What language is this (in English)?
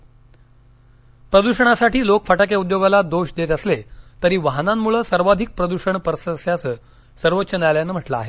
Marathi